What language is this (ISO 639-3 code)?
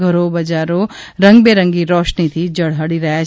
guj